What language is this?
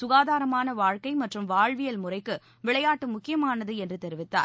Tamil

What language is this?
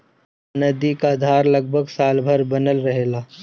Bhojpuri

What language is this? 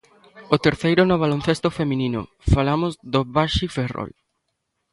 Galician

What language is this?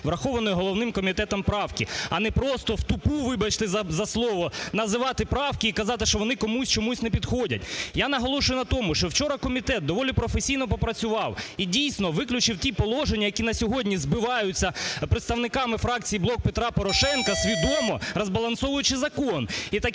Ukrainian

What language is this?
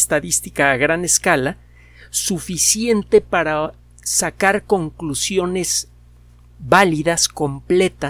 Spanish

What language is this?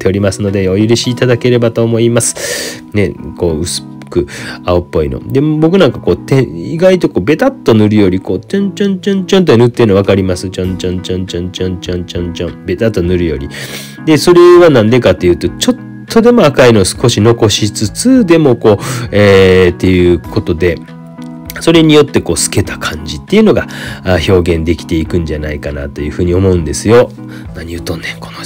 Japanese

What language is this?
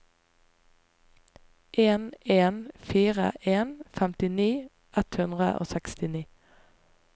Norwegian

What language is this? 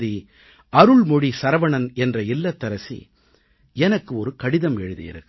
Tamil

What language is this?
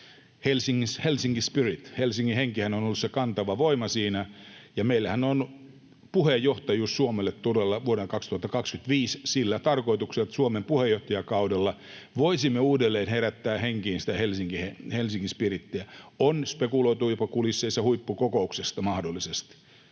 Finnish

